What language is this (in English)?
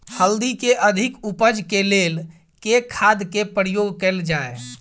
Maithili